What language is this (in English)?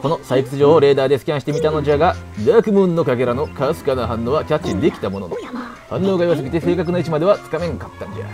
Japanese